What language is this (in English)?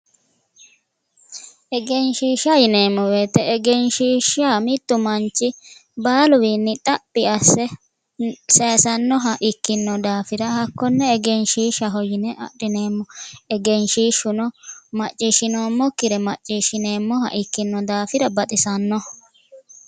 Sidamo